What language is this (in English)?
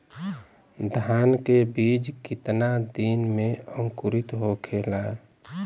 Bhojpuri